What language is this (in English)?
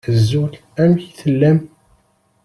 Kabyle